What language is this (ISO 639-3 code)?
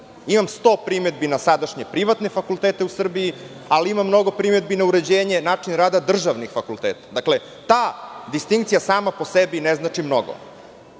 srp